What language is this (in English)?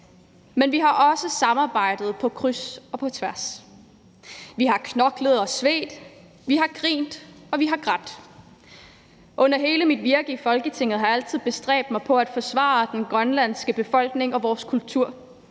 Danish